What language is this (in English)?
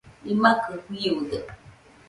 Nüpode Huitoto